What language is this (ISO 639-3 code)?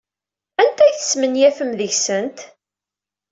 kab